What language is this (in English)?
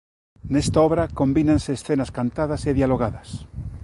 Galician